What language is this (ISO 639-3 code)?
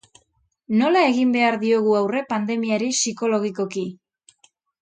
eus